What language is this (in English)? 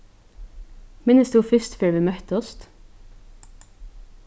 Faroese